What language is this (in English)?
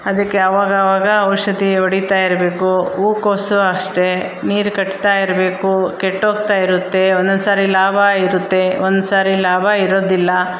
Kannada